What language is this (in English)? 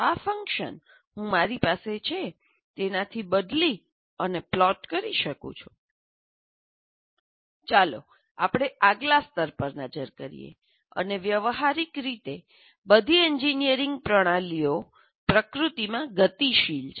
Gujarati